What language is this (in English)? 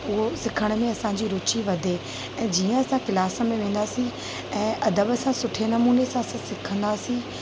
Sindhi